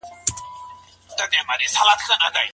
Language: Pashto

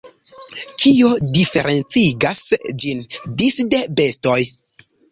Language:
Esperanto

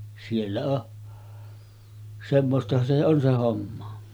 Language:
Finnish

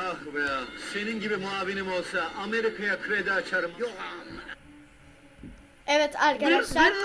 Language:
Turkish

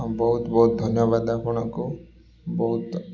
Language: Odia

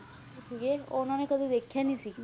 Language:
Punjabi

